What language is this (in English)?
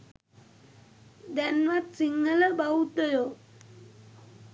Sinhala